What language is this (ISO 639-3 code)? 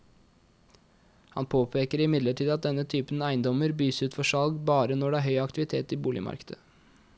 nor